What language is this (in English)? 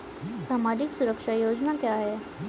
Hindi